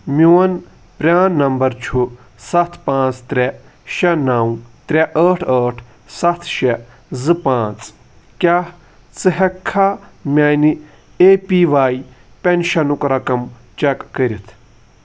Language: Kashmiri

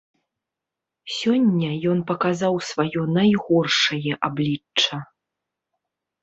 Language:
Belarusian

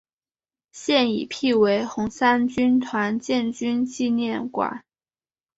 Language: Chinese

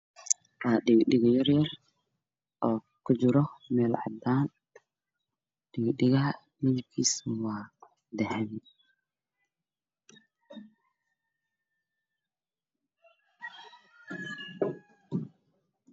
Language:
Somali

